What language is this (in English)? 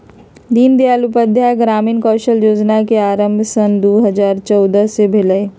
Magahi